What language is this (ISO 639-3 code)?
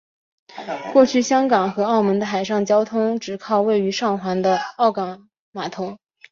zho